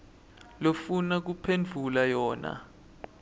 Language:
Swati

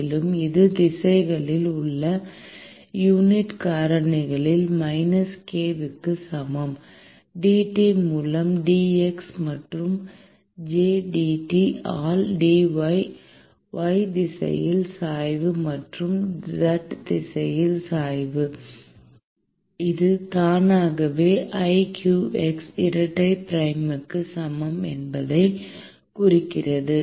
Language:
Tamil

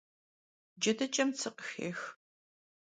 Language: Kabardian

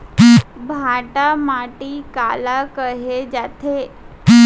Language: Chhattisgarhi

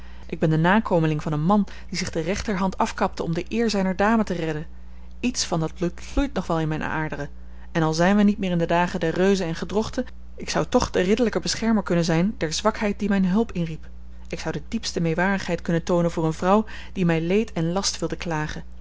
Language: Dutch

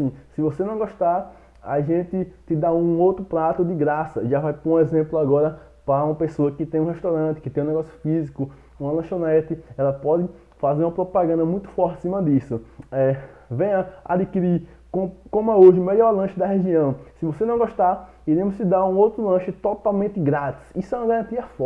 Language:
Portuguese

